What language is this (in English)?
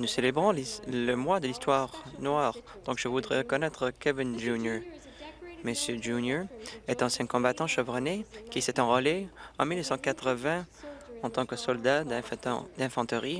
French